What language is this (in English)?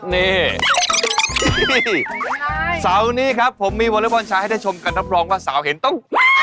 Thai